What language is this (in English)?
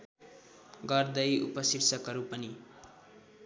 Nepali